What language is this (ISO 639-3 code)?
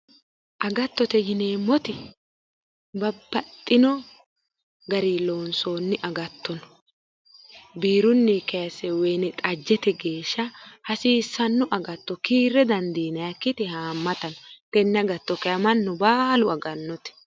sid